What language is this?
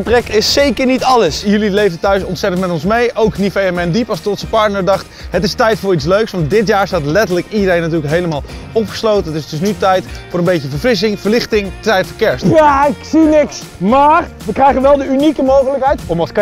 Dutch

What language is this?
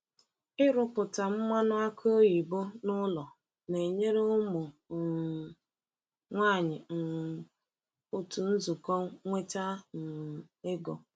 Igbo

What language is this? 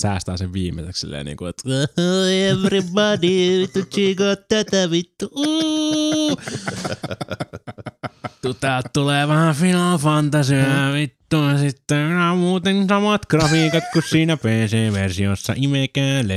Finnish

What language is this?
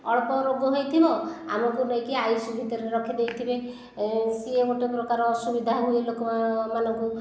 Odia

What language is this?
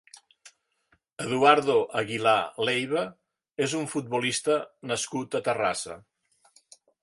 Catalan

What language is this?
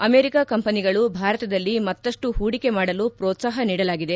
Kannada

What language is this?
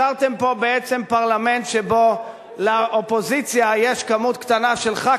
Hebrew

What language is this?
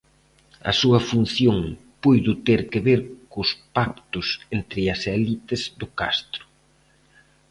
Galician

